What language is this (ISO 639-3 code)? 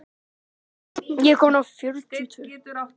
isl